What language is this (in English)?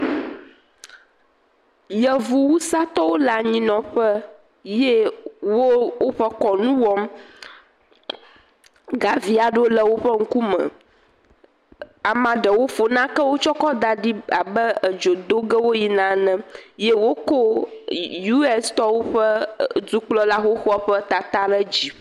Ewe